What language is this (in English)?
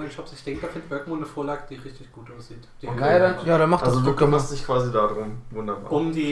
German